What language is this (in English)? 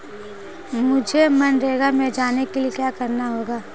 Hindi